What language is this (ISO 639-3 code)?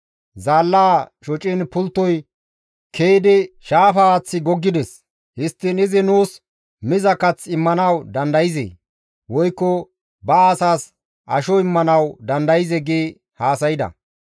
gmv